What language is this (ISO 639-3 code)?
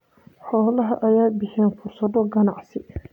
som